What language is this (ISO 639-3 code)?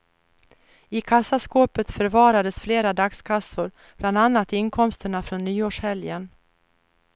swe